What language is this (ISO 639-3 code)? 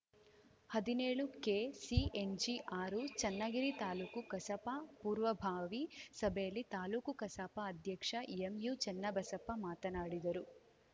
kan